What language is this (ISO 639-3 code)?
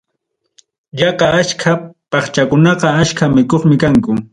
quy